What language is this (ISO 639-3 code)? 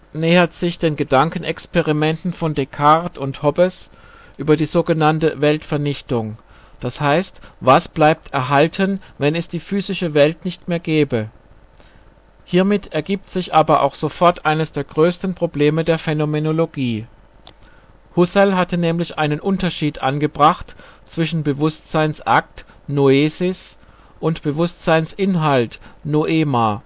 deu